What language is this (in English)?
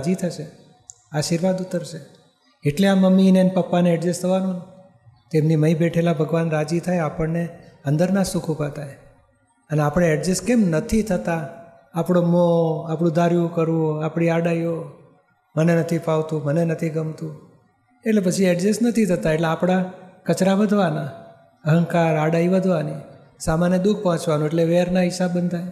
Gujarati